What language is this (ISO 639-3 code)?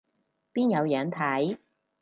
yue